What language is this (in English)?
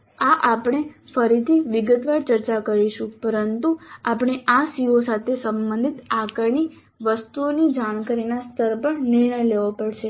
Gujarati